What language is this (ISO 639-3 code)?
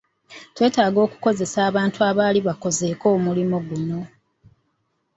lug